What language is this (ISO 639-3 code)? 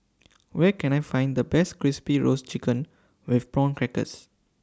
eng